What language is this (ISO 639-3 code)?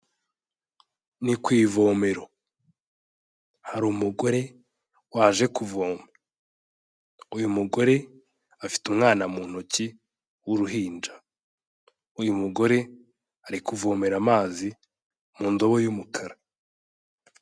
kin